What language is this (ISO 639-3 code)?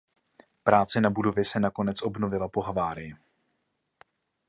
ces